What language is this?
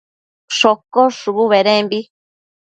Matsés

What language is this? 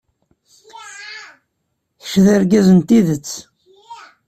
Kabyle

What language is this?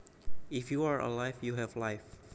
Javanese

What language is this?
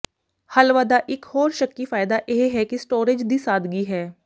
Punjabi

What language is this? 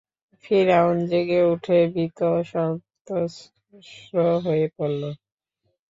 Bangla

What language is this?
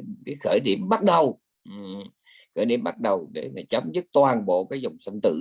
Vietnamese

